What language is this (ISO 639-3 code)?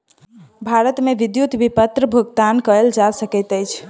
mai